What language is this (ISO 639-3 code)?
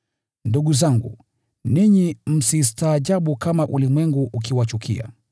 swa